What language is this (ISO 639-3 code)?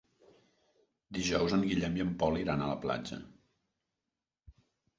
cat